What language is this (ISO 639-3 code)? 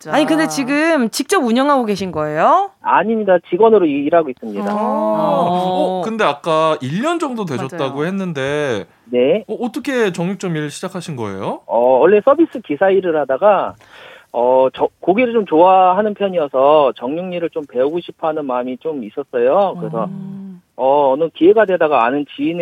kor